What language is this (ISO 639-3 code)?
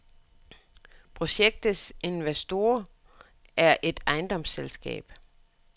dan